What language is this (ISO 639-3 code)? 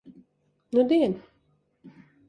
lav